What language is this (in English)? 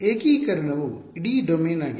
Kannada